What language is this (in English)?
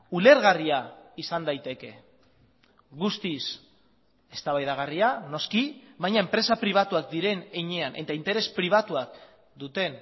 Basque